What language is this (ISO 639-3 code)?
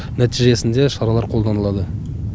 kaz